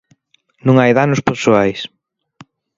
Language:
Galician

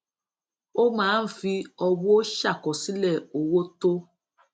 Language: Yoruba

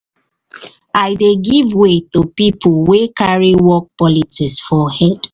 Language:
Nigerian Pidgin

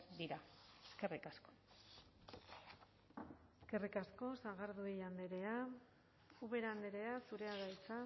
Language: Basque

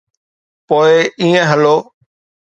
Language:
Sindhi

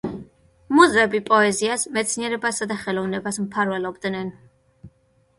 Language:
Georgian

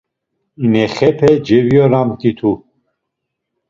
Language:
Laz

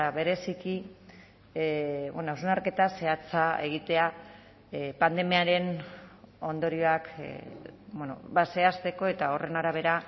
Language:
Basque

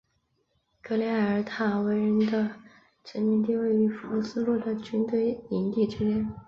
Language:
Chinese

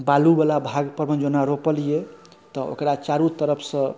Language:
Maithili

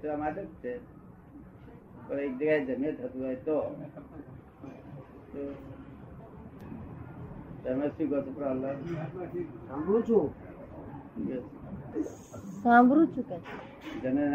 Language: Gujarati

